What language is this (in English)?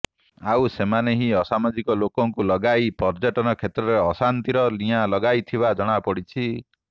Odia